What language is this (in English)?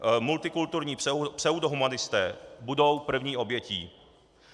Czech